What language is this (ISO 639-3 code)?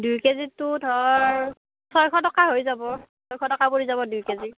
asm